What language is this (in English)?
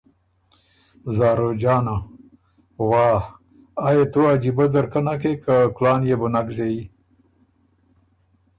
Ormuri